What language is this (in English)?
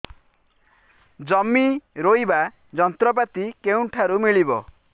Odia